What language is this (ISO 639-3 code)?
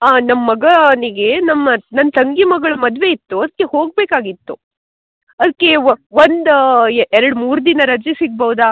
kan